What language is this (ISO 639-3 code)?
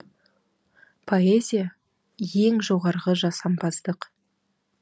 kaz